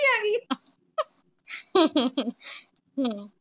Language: Punjabi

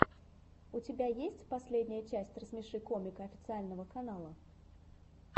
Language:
Russian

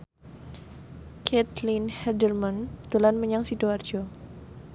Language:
Javanese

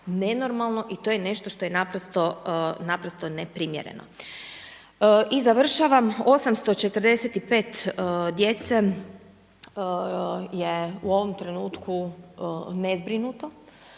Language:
Croatian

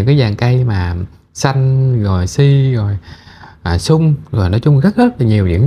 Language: Vietnamese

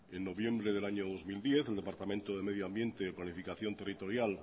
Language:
Spanish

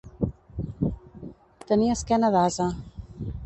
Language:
Catalan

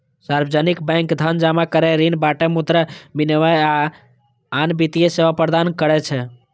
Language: Maithili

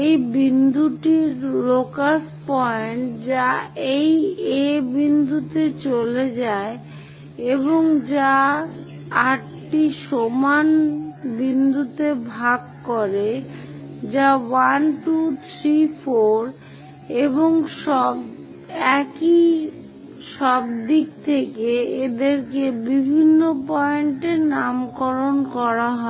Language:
Bangla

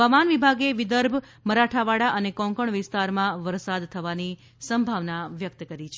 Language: Gujarati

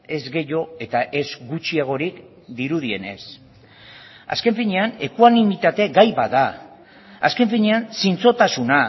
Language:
Basque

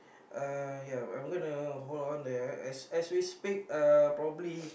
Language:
English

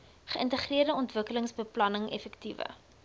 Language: Afrikaans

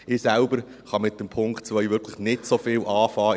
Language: Swiss German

